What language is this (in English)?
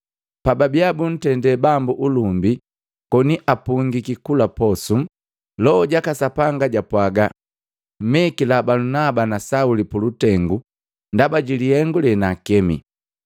Matengo